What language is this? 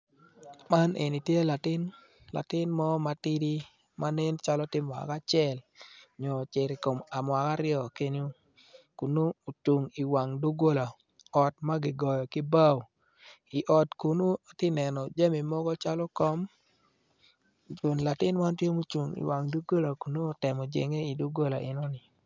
Acoli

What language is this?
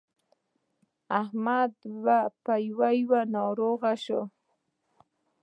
Pashto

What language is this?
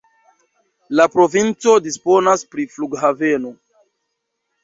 Esperanto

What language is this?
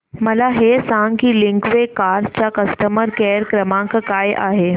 Marathi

